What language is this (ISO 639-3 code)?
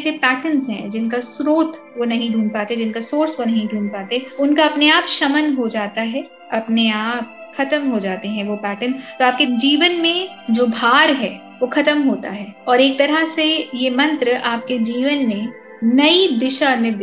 hin